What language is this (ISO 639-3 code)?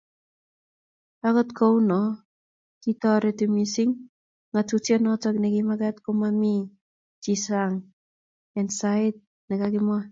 kln